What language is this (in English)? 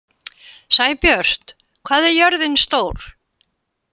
Icelandic